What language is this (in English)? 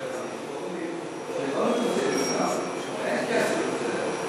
Hebrew